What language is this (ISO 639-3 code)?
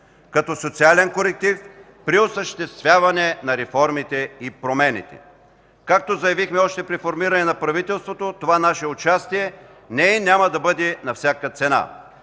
bul